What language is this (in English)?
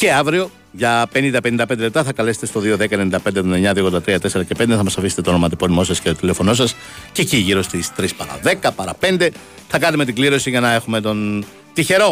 Greek